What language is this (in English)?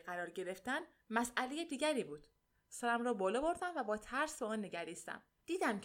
Persian